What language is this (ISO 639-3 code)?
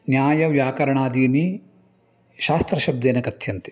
san